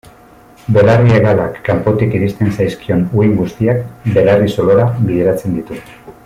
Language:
Basque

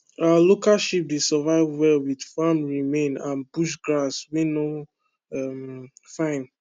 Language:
Nigerian Pidgin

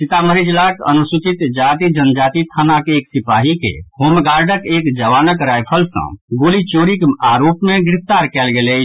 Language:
Maithili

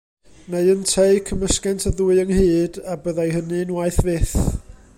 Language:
Welsh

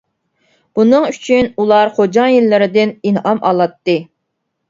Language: Uyghur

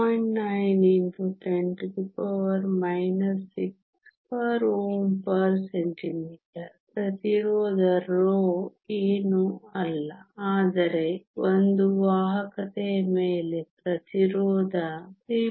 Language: Kannada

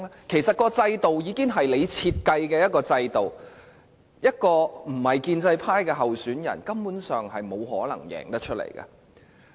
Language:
Cantonese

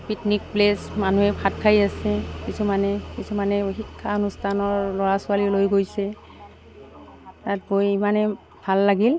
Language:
Assamese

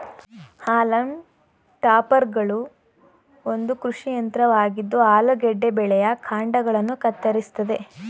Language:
Kannada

